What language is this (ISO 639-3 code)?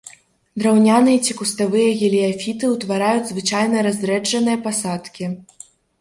bel